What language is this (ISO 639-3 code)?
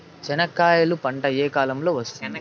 tel